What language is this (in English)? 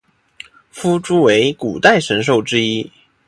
Chinese